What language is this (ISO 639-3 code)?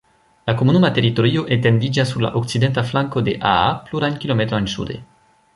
epo